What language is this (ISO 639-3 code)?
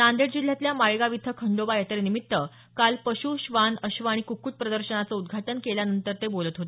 mar